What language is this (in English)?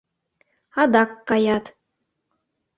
Mari